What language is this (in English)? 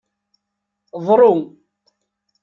Kabyle